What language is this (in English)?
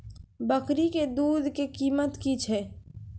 Maithili